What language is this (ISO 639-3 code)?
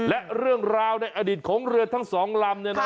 tha